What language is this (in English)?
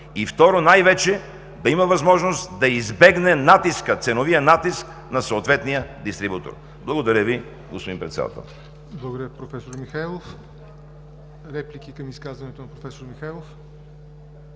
Bulgarian